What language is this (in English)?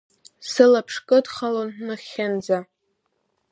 Abkhazian